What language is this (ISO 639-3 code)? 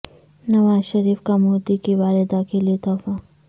urd